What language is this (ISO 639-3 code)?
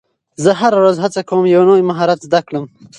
pus